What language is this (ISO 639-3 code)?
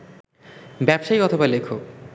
ben